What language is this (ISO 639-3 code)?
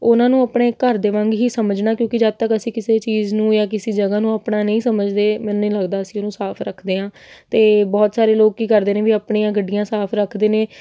pan